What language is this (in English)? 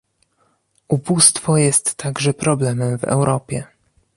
Polish